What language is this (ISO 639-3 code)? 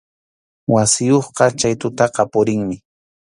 qxu